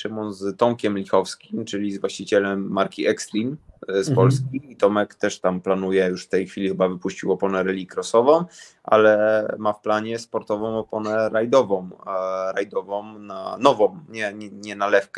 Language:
Polish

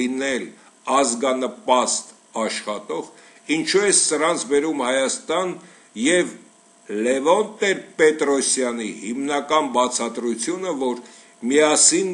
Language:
Turkish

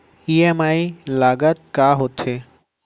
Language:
Chhattisgarhi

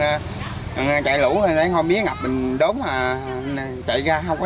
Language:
Vietnamese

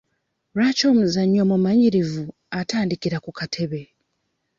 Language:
Ganda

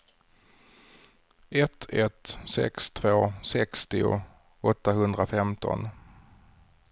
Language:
Swedish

